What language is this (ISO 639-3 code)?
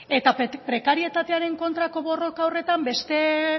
eus